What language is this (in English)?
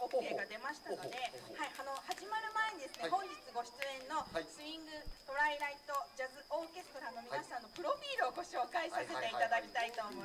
Japanese